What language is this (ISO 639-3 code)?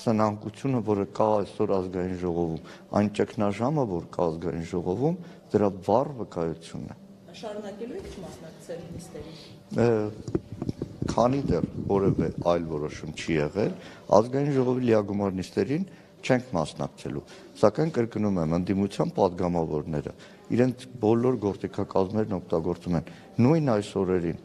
tur